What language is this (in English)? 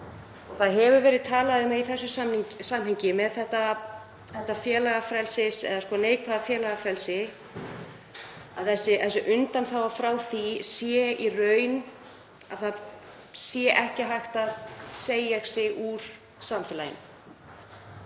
Icelandic